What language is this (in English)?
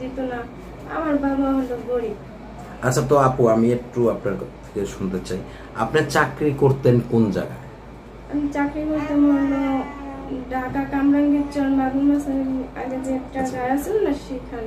Romanian